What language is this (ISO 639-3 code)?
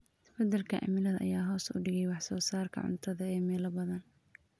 som